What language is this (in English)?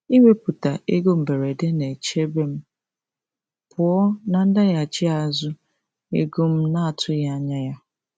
Igbo